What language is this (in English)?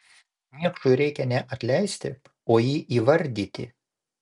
Lithuanian